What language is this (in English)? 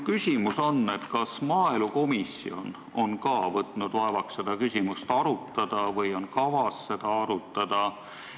Estonian